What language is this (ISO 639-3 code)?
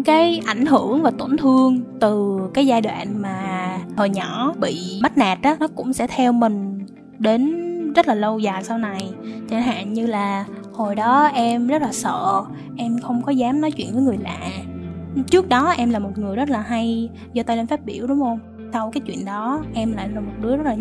vie